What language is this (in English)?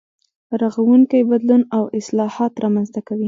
Pashto